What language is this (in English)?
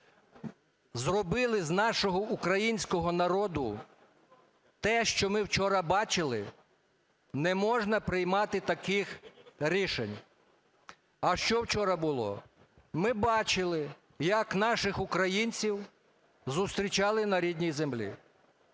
Ukrainian